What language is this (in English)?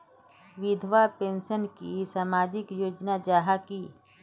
Magahi